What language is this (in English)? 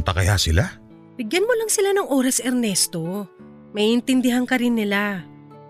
Filipino